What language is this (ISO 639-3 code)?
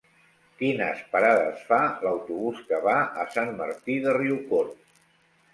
cat